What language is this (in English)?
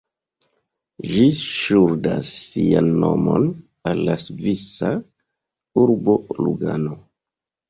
Esperanto